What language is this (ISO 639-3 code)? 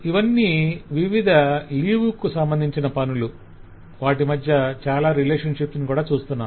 tel